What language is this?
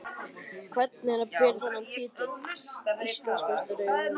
Icelandic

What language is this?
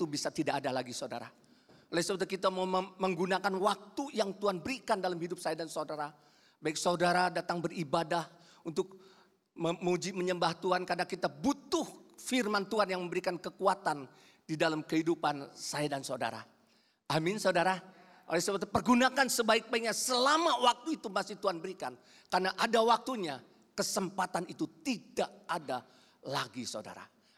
Indonesian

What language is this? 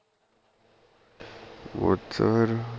Punjabi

